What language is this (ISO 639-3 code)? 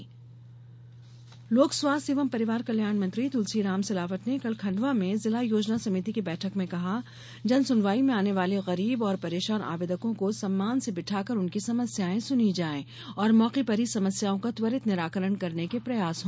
hin